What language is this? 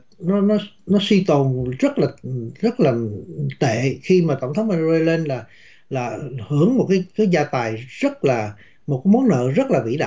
Vietnamese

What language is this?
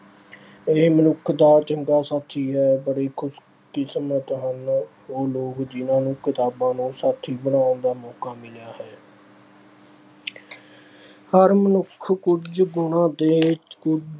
Punjabi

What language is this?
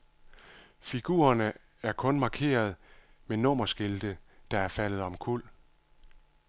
Danish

